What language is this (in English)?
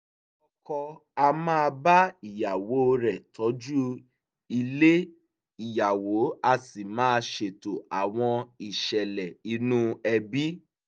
Yoruba